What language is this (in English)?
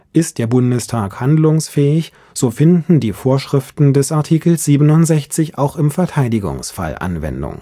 German